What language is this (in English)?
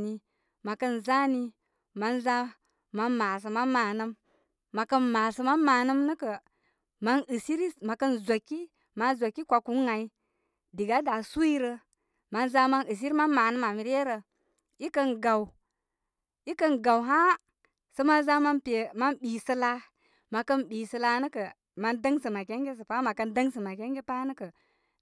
Koma